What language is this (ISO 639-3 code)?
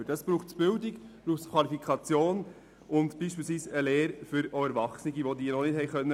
gsw